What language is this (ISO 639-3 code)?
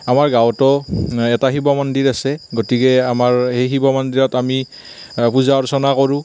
asm